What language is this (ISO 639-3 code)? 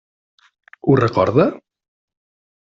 cat